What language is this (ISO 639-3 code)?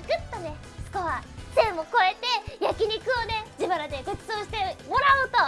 jpn